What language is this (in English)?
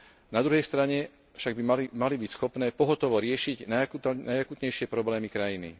Slovak